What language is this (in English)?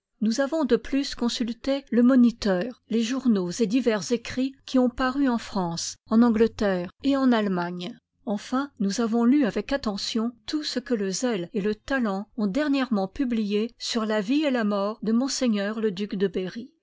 French